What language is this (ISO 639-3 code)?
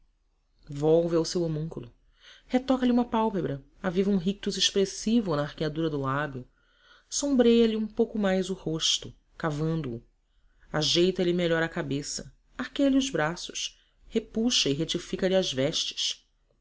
por